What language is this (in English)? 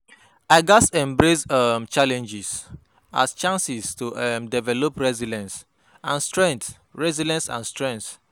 Nigerian Pidgin